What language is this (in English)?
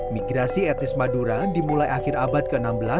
Indonesian